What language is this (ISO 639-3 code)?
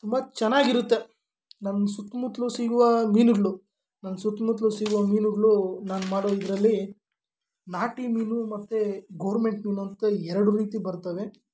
kan